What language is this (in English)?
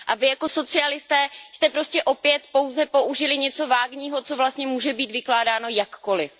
Czech